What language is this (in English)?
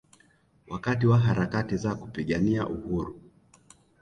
Swahili